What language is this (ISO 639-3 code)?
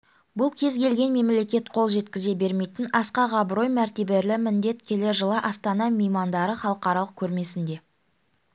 kaz